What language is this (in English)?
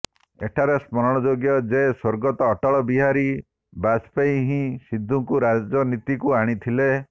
Odia